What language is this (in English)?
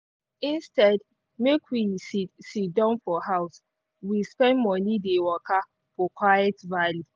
Nigerian Pidgin